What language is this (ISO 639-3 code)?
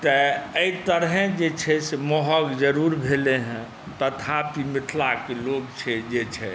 mai